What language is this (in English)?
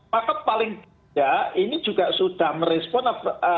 Indonesian